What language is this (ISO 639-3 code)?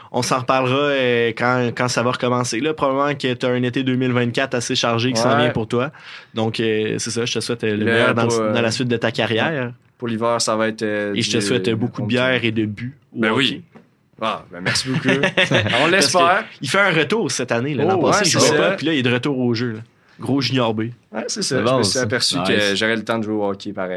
fra